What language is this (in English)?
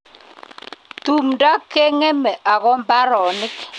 Kalenjin